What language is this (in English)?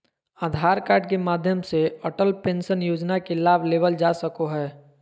Magahi